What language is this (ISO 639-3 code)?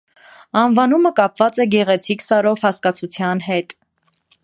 hye